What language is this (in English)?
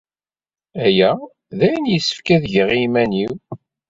Kabyle